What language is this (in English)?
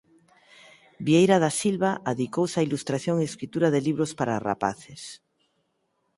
Galician